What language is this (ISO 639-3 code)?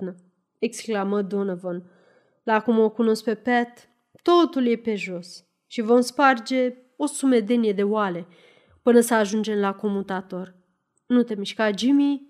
ron